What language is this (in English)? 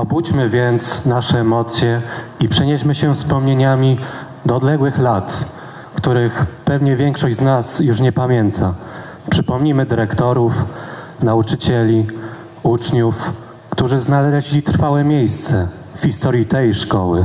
Polish